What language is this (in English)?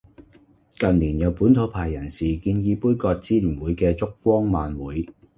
Cantonese